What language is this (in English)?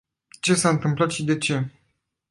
Romanian